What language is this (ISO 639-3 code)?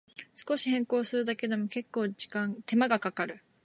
jpn